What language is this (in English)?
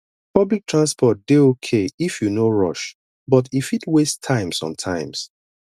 Nigerian Pidgin